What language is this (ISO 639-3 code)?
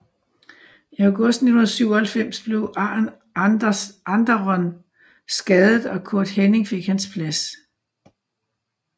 dan